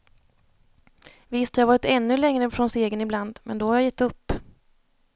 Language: Swedish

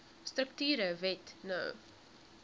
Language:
Afrikaans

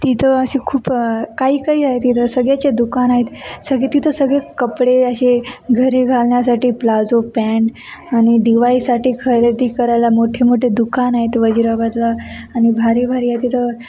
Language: Marathi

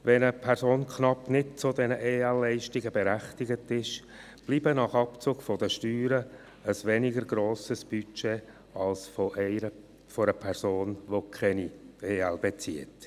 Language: Swiss German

